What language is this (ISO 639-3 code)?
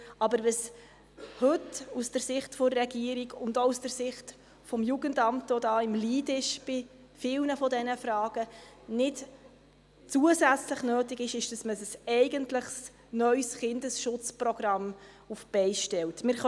gsw